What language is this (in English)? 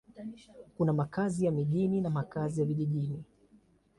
Swahili